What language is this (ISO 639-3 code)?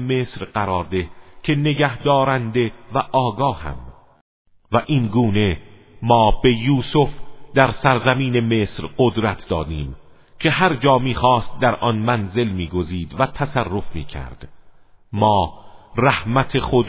fas